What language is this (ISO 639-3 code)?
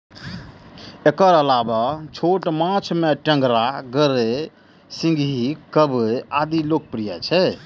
mai